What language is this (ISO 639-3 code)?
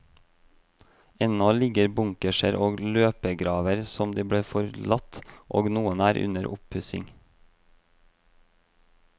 nor